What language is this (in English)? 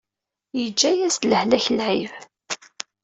Kabyle